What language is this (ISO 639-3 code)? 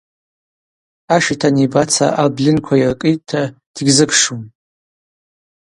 abq